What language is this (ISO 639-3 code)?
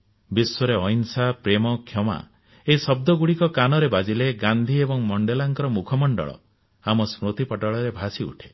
ori